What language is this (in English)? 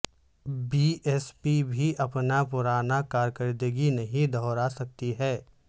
Urdu